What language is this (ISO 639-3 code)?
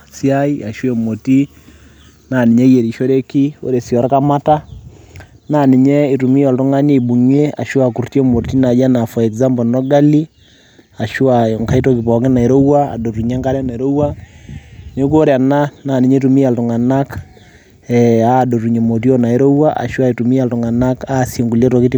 mas